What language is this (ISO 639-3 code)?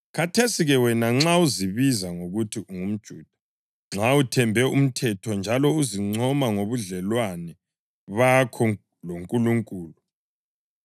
nde